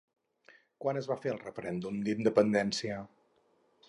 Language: Catalan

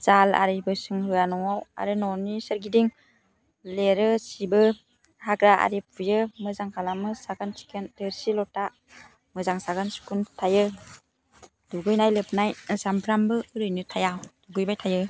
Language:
Bodo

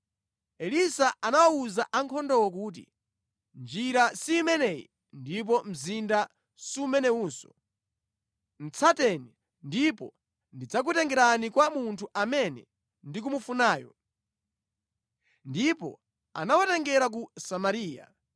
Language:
Nyanja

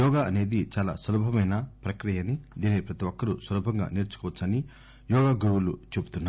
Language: Telugu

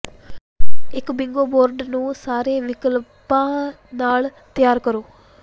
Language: Punjabi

